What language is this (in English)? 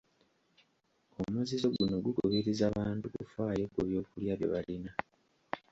Ganda